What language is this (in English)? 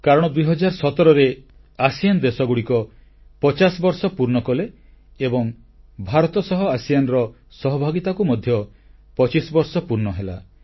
Odia